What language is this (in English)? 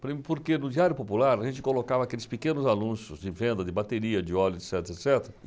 Portuguese